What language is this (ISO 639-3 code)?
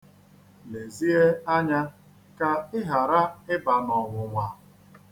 ibo